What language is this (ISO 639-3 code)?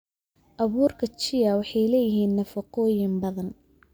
som